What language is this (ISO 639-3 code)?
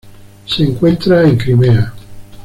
spa